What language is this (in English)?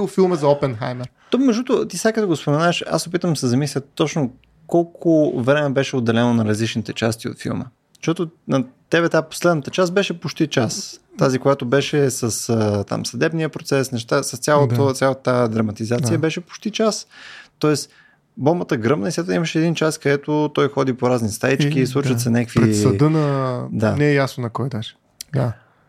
Bulgarian